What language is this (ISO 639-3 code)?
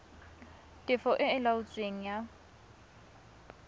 tsn